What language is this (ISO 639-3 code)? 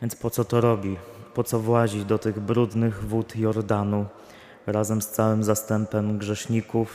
pol